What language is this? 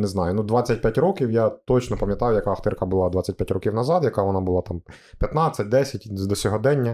Ukrainian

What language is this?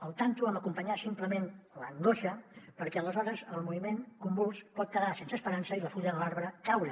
Catalan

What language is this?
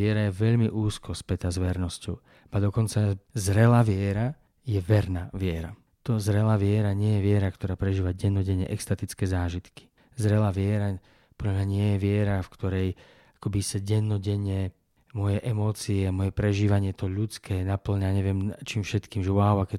Slovak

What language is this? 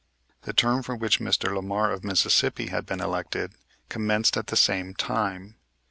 English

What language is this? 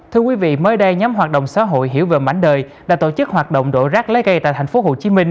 Vietnamese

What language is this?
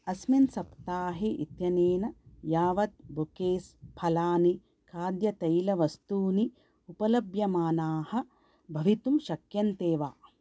Sanskrit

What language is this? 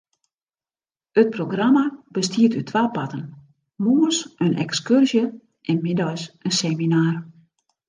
Western Frisian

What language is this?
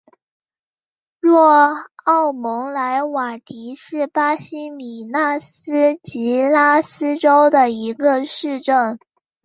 Chinese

